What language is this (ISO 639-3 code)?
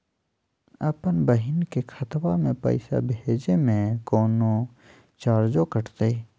mag